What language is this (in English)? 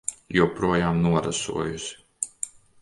Latvian